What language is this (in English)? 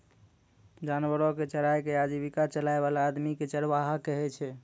Maithili